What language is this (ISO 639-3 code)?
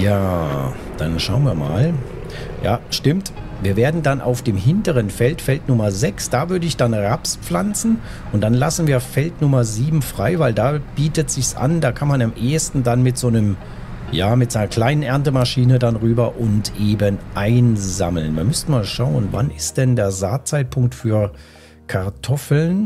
deu